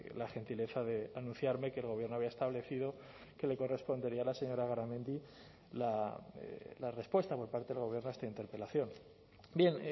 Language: Spanish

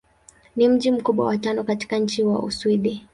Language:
Swahili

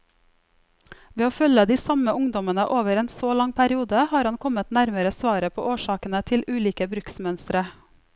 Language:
Norwegian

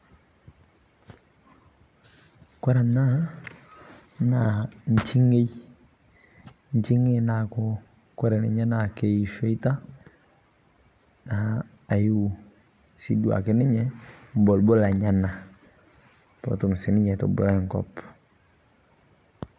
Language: Masai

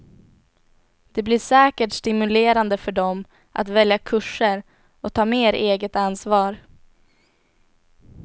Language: Swedish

